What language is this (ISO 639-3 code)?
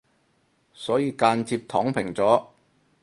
yue